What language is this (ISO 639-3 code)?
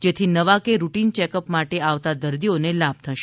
guj